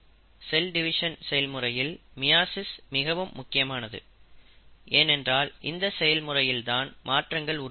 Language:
Tamil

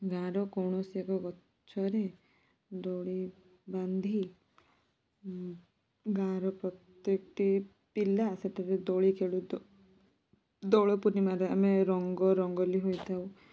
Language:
Odia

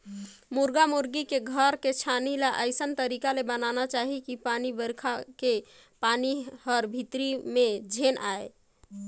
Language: Chhattisgarhi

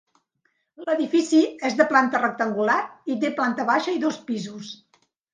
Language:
Catalan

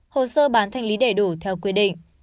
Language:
Vietnamese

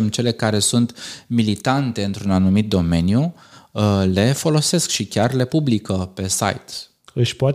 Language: Romanian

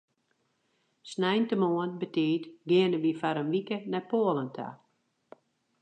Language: Western Frisian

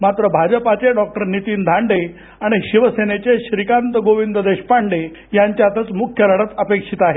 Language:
Marathi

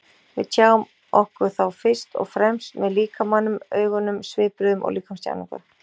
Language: Icelandic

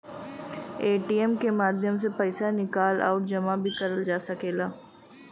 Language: Bhojpuri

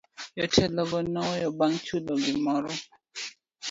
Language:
Luo (Kenya and Tanzania)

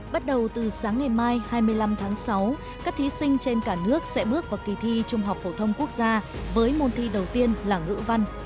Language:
Vietnamese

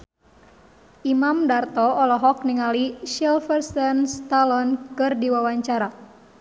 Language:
Sundanese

